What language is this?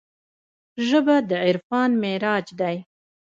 Pashto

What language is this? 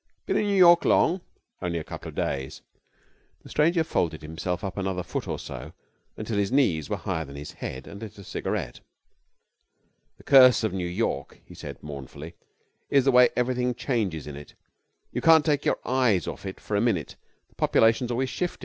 English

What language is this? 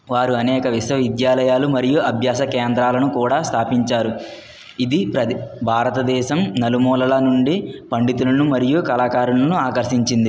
Telugu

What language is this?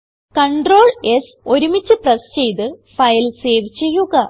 Malayalam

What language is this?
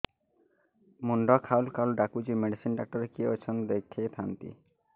Odia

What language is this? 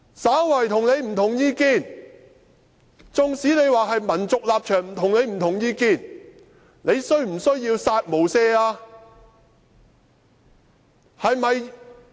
Cantonese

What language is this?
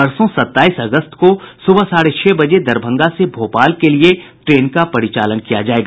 Hindi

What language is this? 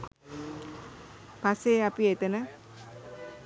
Sinhala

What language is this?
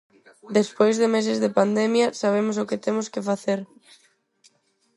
Galician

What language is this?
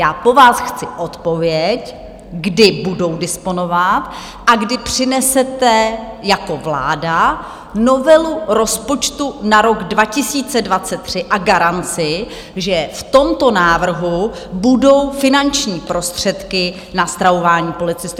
Czech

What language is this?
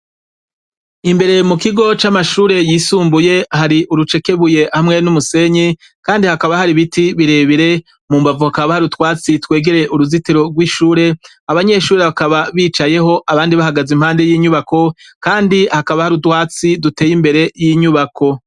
Rundi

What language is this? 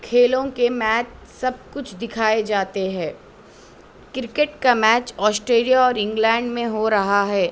Urdu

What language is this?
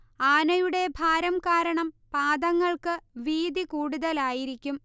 Malayalam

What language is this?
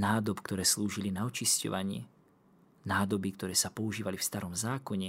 Slovak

